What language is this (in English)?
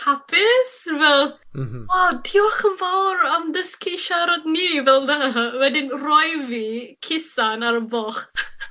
Welsh